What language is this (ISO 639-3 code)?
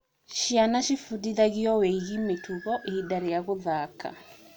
kik